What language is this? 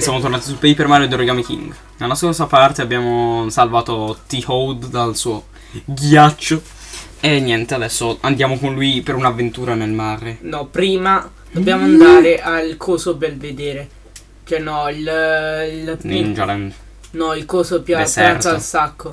Italian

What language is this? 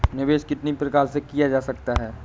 Hindi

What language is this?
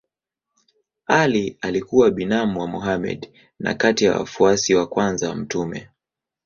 Swahili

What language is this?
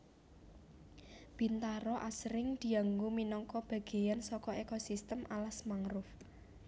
Javanese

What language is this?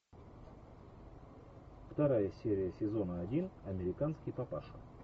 Russian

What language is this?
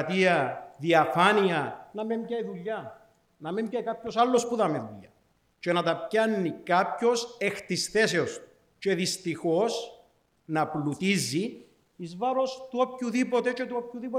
Greek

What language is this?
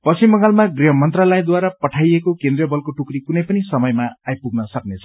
Nepali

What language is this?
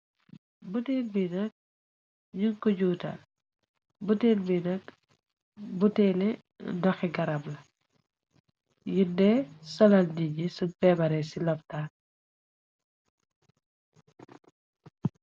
Wolof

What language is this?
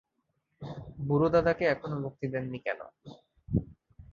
Bangla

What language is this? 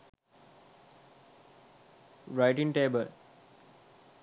Sinhala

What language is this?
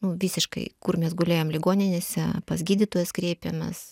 Lithuanian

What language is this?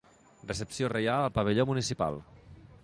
Catalan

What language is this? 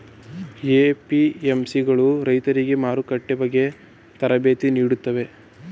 Kannada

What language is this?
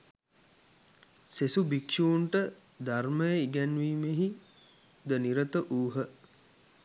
Sinhala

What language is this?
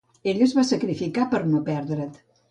Catalan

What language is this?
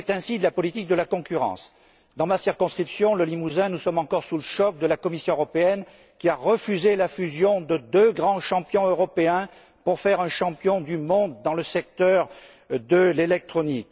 French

